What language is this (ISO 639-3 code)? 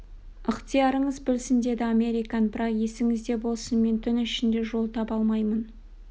kaz